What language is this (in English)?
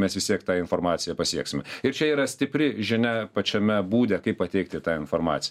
Lithuanian